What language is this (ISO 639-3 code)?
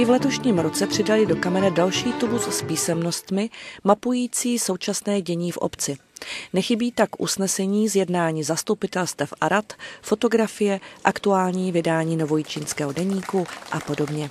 ces